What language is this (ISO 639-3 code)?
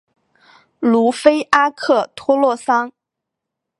zho